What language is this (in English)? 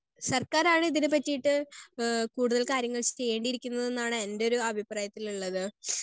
Malayalam